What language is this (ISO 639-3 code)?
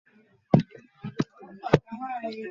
ben